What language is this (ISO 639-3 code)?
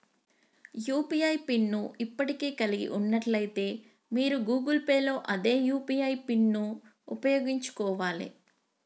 tel